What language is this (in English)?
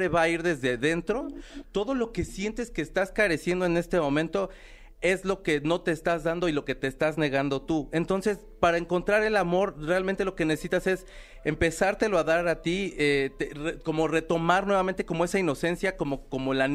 Spanish